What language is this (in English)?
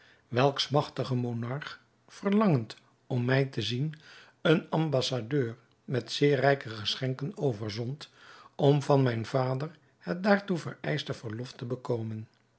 Dutch